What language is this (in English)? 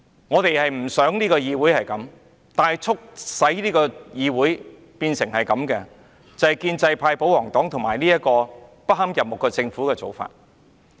Cantonese